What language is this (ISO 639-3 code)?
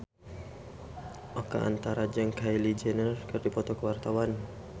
sun